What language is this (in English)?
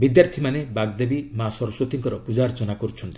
Odia